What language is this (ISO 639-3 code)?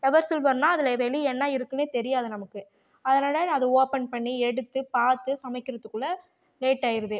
tam